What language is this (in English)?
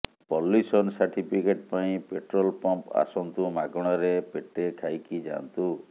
Odia